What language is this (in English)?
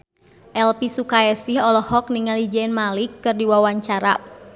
Sundanese